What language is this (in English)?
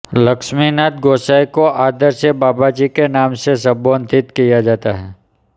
Hindi